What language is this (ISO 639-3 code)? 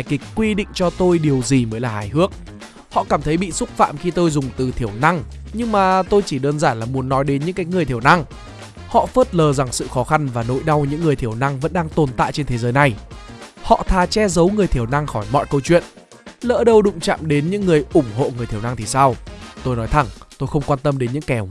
vie